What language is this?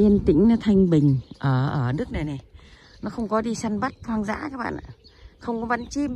Vietnamese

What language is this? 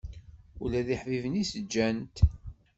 Kabyle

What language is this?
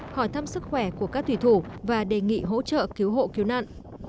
Vietnamese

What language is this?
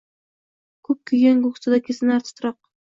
Uzbek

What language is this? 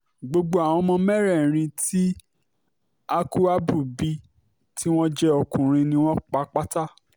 Yoruba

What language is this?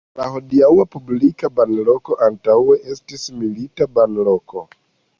Esperanto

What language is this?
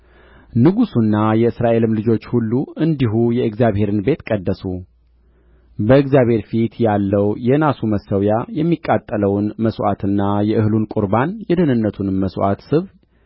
Amharic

